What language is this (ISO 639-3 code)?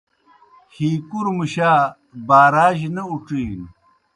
plk